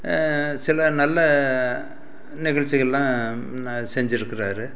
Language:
Tamil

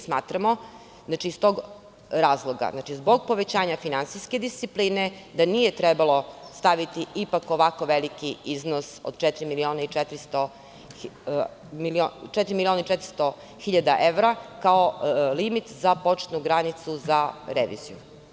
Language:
Serbian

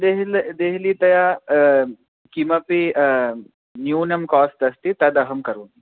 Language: Sanskrit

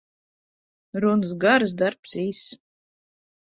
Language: Latvian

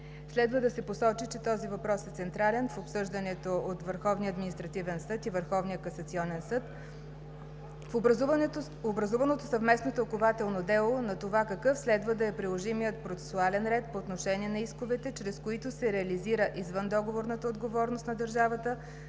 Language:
Bulgarian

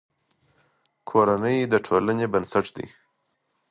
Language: Pashto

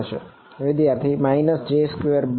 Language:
Gujarati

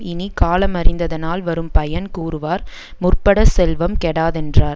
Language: Tamil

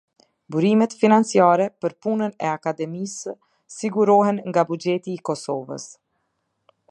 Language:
Albanian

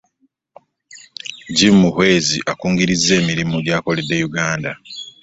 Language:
Ganda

